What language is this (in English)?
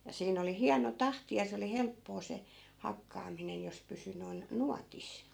Finnish